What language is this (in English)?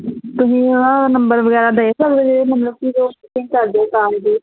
Punjabi